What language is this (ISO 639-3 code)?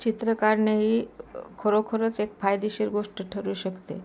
mar